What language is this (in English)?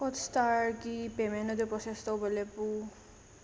Manipuri